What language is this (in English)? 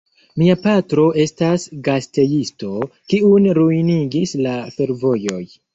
Esperanto